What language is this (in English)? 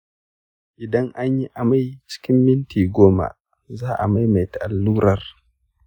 Hausa